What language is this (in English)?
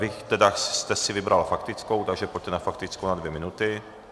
Czech